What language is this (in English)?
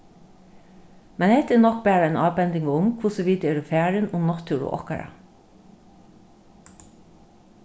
Faroese